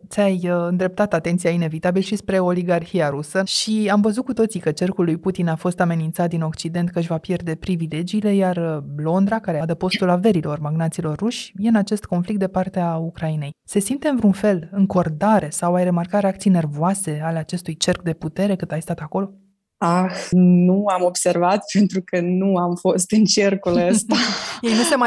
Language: Romanian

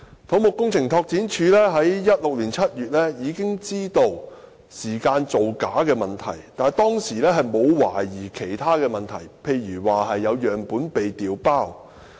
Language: Cantonese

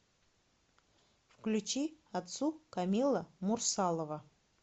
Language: Russian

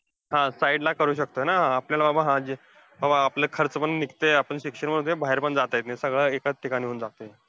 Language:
Marathi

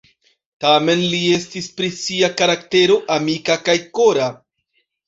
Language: Esperanto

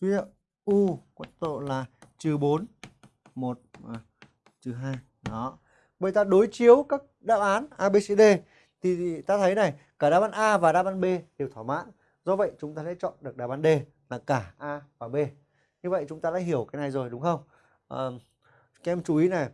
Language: Vietnamese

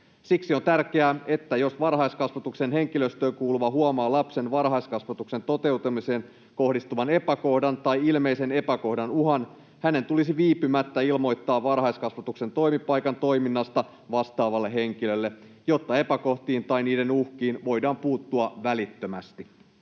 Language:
Finnish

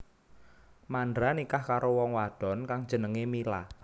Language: Javanese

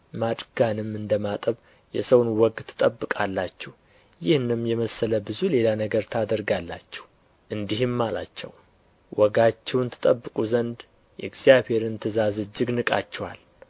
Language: Amharic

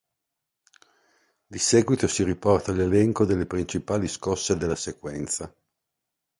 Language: Italian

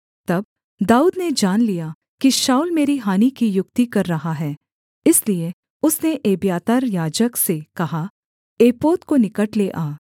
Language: Hindi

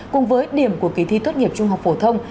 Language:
Vietnamese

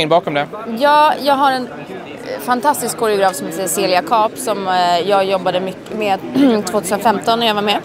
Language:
Swedish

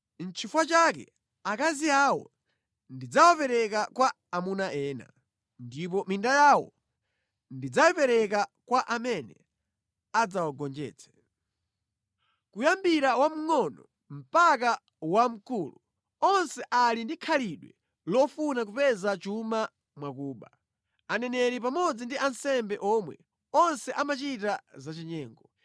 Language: Nyanja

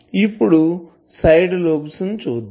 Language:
Telugu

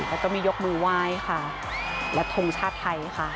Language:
Thai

